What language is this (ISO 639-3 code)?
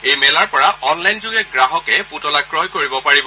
asm